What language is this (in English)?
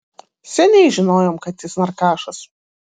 Lithuanian